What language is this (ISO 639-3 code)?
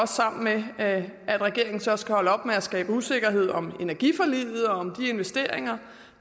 dan